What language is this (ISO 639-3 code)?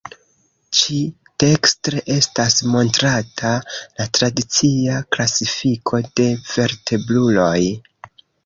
epo